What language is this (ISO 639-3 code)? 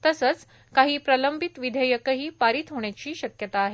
mar